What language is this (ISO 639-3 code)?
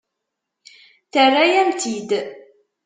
kab